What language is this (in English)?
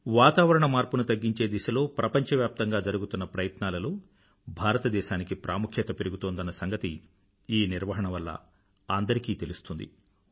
Telugu